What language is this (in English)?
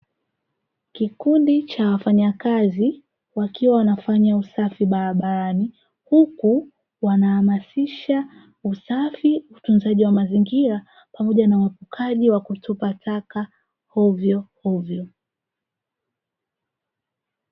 Swahili